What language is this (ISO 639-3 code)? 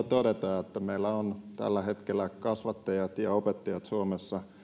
fin